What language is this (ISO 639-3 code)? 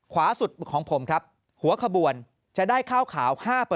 tha